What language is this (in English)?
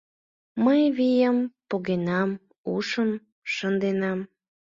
Mari